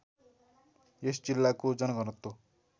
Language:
Nepali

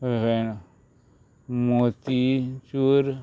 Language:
Konkani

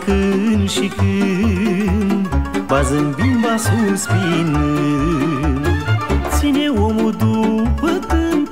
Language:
Romanian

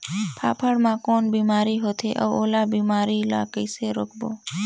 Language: Chhattisgarhi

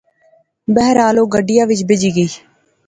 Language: Pahari-Potwari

